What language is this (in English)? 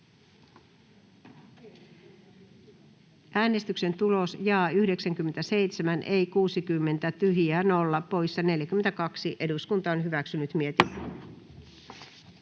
Finnish